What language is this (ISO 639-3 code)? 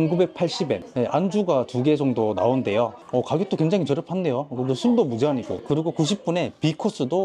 kor